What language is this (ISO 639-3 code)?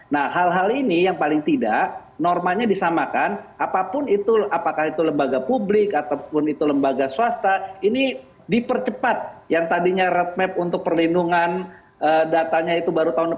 ind